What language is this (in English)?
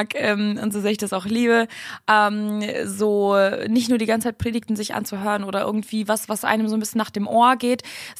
German